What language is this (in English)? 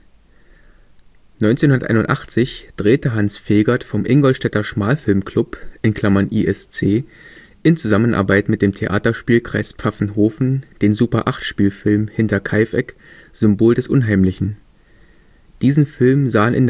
German